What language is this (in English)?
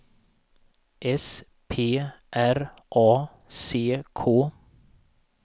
Swedish